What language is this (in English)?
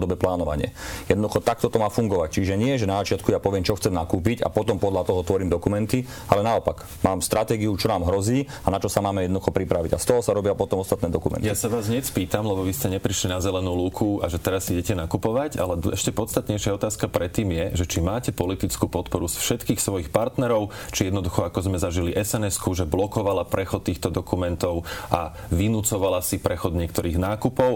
Slovak